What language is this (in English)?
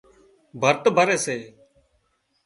Wadiyara Koli